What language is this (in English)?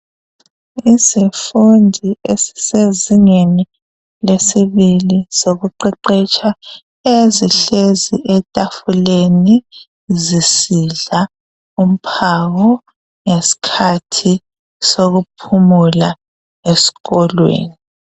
North Ndebele